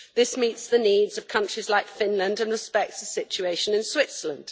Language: English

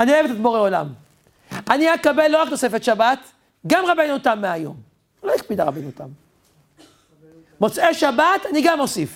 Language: Hebrew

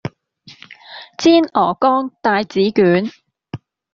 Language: Cantonese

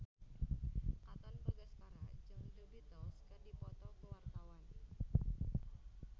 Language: Sundanese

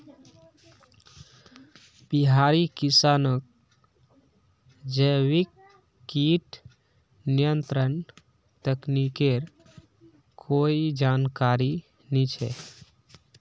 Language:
Magahi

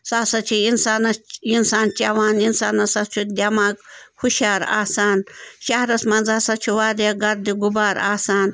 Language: Kashmiri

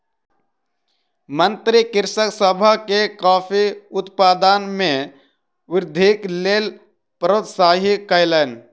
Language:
Maithili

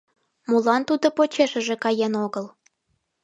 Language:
Mari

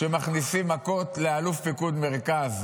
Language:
Hebrew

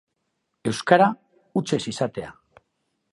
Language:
Basque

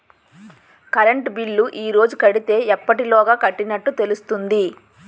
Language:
Telugu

